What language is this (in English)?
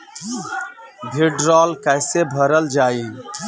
Bhojpuri